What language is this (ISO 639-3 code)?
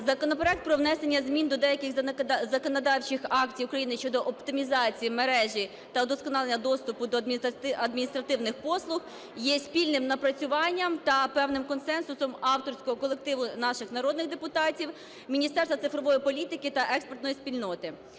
ukr